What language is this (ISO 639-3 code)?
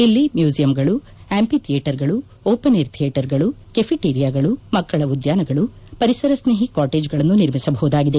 kan